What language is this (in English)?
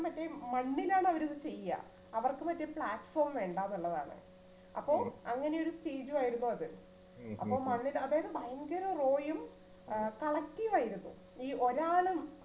Malayalam